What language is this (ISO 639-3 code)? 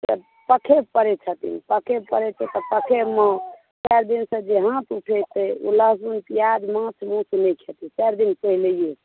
mai